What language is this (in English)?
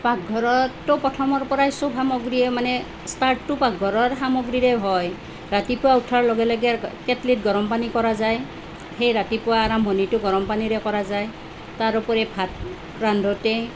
Assamese